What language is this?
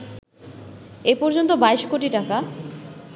Bangla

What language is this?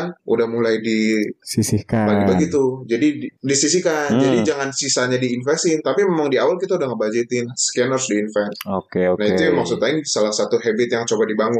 Indonesian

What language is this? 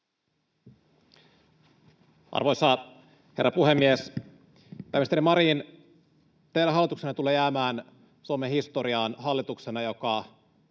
Finnish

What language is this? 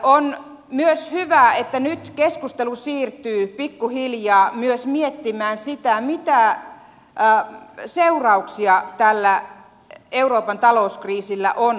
Finnish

